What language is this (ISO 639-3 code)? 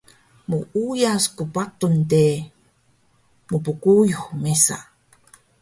trv